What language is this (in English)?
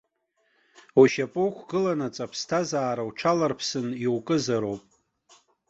Abkhazian